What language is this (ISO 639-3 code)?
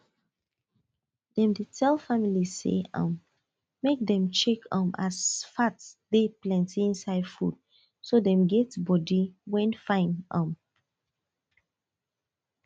pcm